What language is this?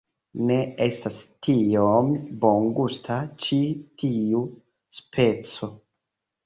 Esperanto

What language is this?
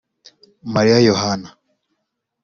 Kinyarwanda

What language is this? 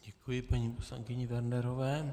Czech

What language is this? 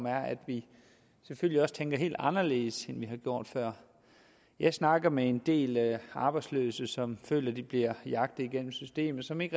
Danish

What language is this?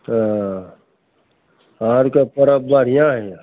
Maithili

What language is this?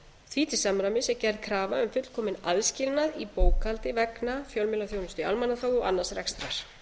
Icelandic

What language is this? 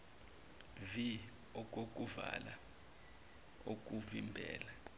Zulu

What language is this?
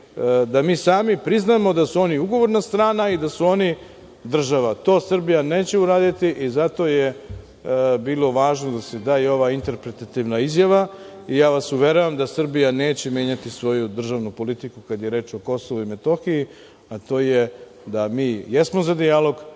Serbian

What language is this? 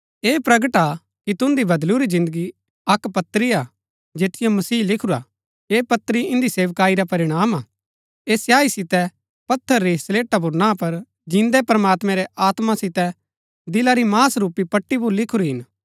Gaddi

